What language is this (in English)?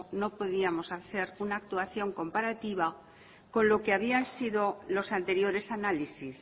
Spanish